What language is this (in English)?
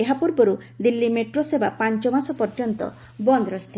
Odia